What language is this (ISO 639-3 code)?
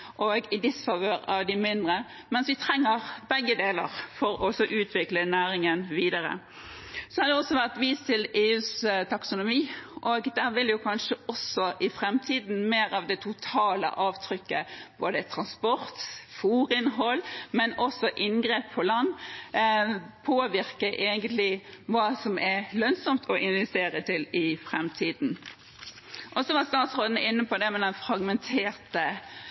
nob